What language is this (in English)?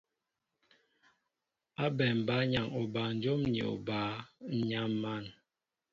Mbo (Cameroon)